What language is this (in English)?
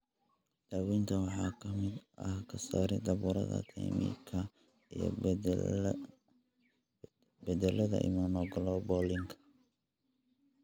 Somali